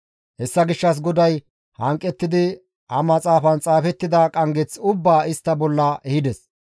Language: Gamo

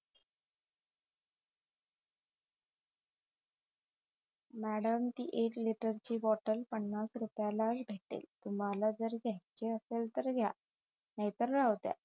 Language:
Marathi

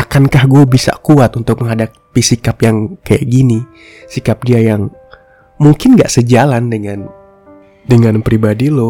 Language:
Indonesian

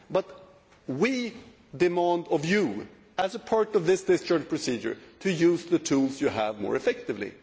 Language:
English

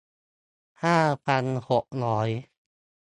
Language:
Thai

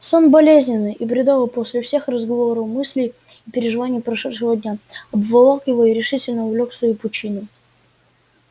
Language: Russian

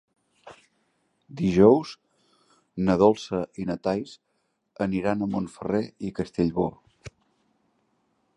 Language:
Catalan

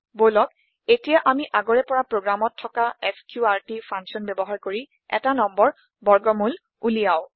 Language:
Assamese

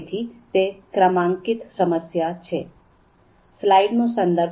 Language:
Gujarati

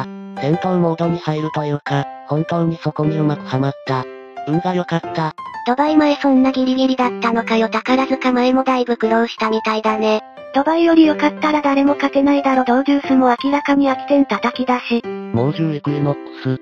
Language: Japanese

